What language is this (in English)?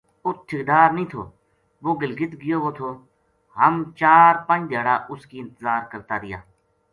Gujari